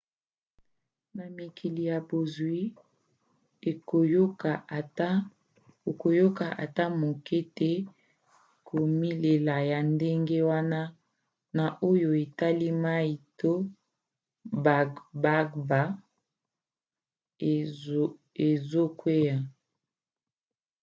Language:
Lingala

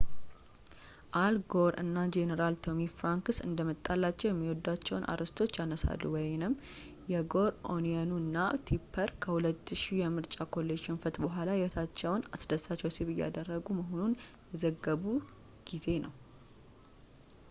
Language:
Amharic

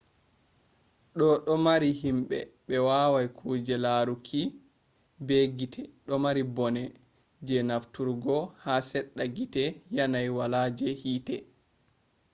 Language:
Fula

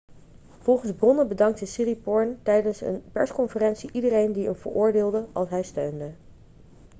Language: Dutch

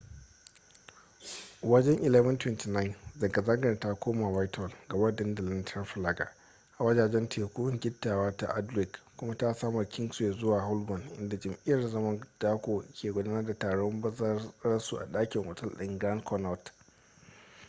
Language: Hausa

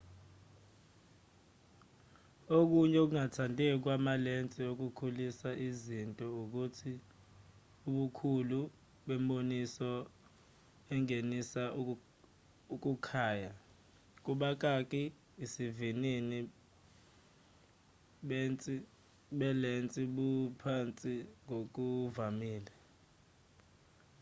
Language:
Zulu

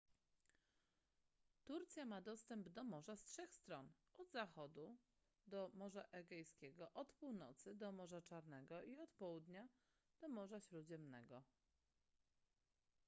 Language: Polish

